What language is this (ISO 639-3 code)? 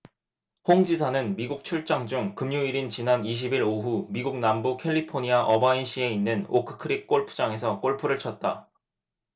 kor